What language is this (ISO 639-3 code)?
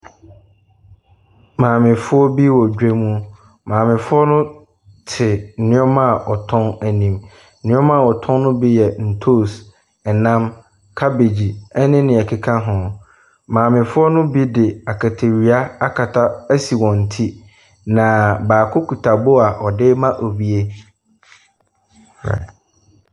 aka